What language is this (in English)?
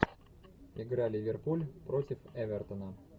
Russian